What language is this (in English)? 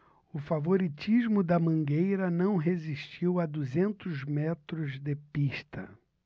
Portuguese